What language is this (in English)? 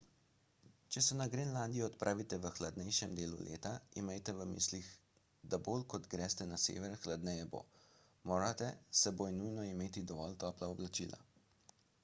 Slovenian